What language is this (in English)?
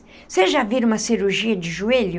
Portuguese